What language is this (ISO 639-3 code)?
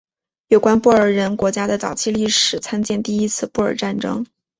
zho